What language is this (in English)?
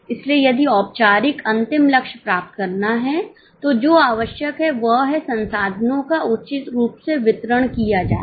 Hindi